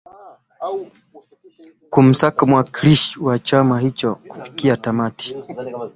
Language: Swahili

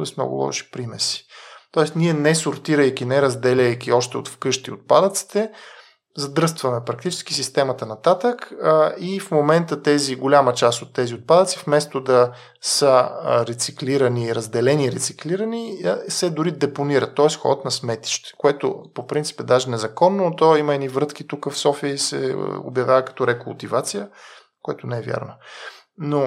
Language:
Bulgarian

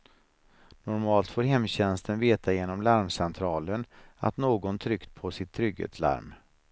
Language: Swedish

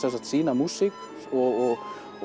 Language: Icelandic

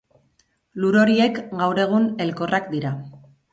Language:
Basque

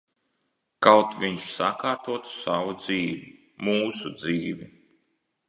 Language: Latvian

